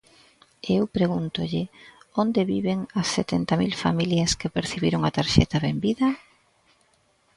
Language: Galician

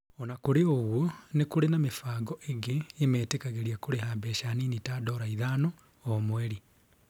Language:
Kikuyu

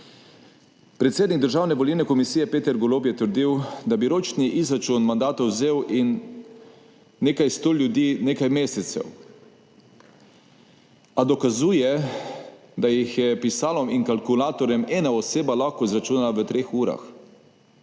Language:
Slovenian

